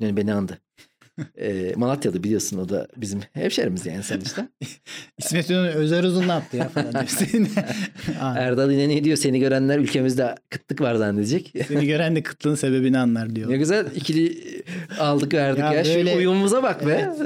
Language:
Turkish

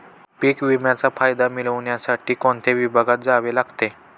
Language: Marathi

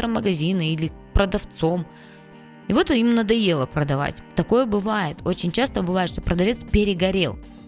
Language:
Russian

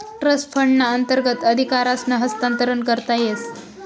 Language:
Marathi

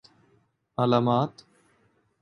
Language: Urdu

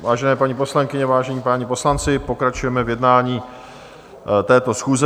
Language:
Czech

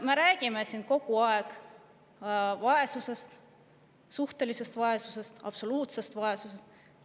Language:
Estonian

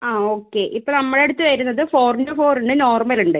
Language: Malayalam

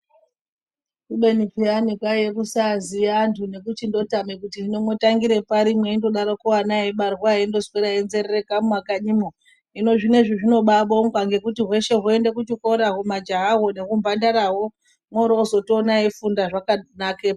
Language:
Ndau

